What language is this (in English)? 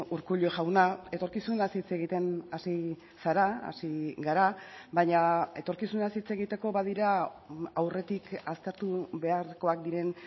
Basque